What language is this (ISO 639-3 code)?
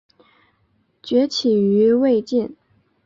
zho